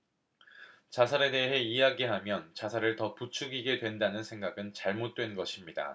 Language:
Korean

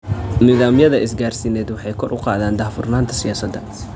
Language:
Somali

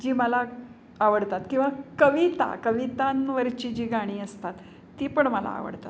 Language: Marathi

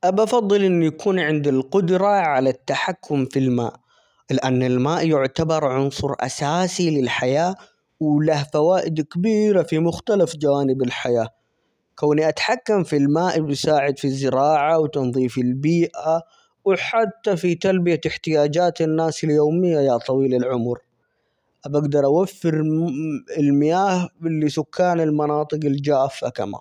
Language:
Omani Arabic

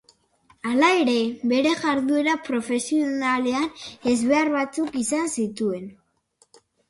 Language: Basque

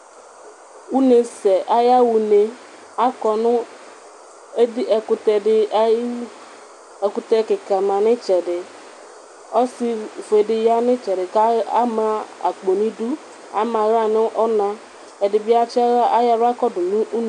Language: Ikposo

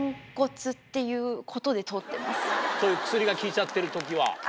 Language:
Japanese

